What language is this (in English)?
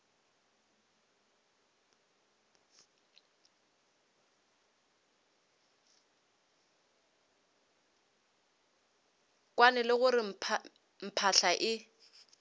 Northern Sotho